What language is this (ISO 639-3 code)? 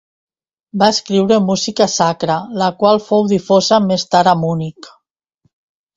cat